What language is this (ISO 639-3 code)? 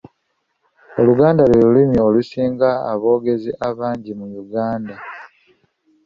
lug